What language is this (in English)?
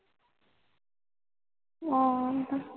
Punjabi